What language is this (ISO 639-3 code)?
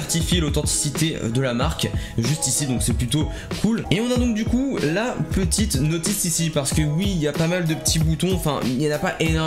fra